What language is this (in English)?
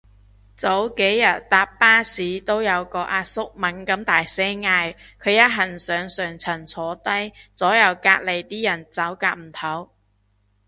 Cantonese